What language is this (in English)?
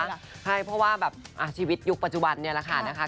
Thai